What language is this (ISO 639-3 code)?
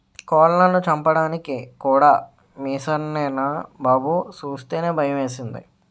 tel